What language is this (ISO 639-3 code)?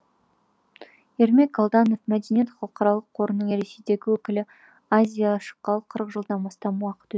kaz